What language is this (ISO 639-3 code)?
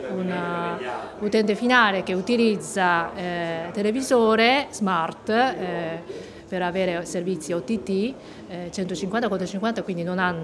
ita